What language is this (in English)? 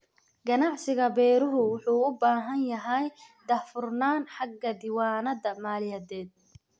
Somali